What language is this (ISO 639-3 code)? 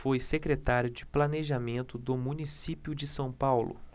por